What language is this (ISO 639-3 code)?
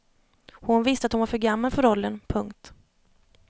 swe